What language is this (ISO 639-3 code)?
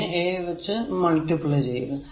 mal